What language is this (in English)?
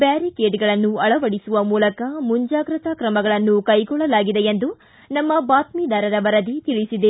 Kannada